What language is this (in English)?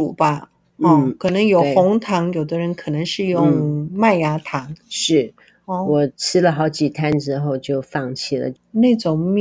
Chinese